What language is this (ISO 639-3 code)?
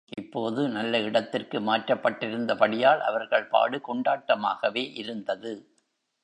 tam